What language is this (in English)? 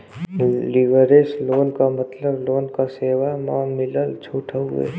Bhojpuri